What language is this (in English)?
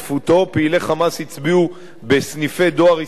Hebrew